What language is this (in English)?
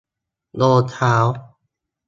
Thai